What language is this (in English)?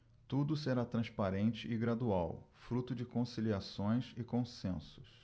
Portuguese